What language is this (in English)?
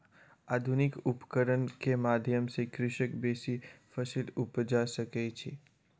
Maithili